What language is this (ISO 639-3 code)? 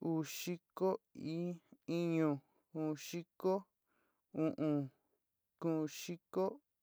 xti